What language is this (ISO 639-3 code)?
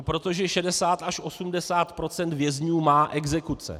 ces